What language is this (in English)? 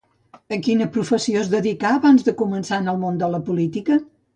Catalan